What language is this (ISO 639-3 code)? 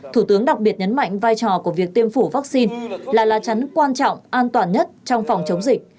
vie